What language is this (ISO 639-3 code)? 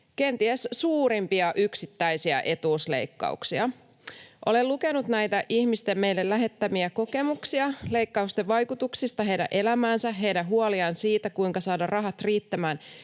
fin